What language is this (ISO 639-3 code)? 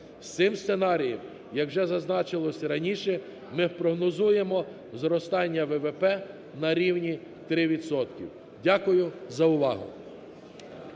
ukr